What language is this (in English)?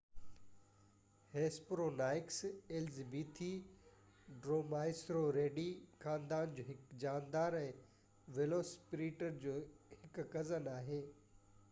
Sindhi